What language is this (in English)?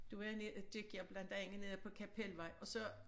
Danish